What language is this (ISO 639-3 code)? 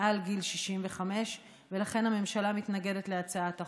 heb